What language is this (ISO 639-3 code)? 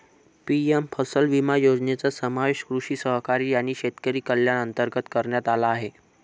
mar